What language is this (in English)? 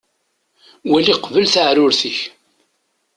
Kabyle